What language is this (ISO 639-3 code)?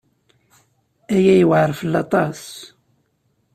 kab